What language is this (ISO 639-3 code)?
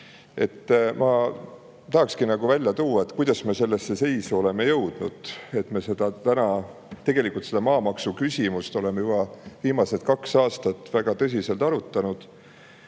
est